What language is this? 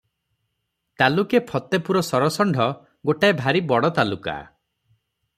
Odia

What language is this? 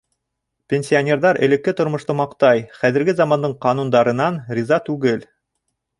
Bashkir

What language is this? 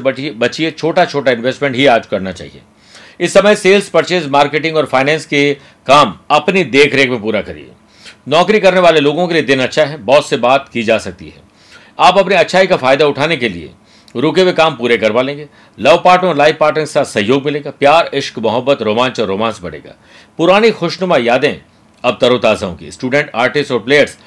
Hindi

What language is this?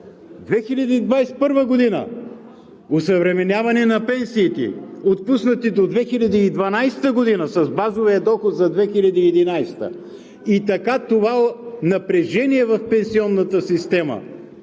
Bulgarian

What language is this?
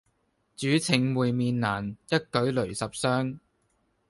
Cantonese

